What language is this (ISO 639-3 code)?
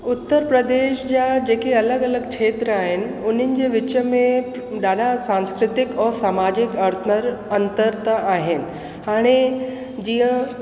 snd